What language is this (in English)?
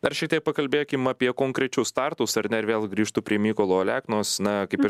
Lithuanian